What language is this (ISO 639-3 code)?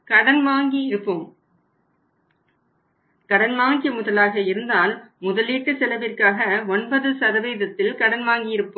tam